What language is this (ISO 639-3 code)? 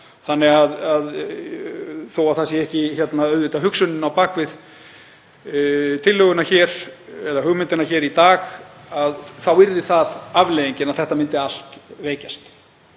isl